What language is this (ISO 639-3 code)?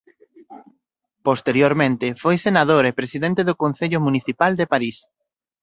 glg